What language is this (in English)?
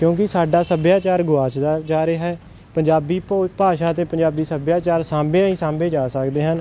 Punjabi